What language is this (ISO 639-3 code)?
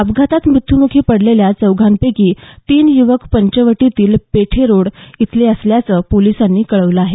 mar